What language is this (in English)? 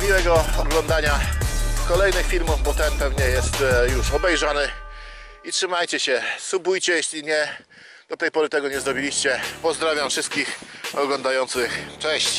Polish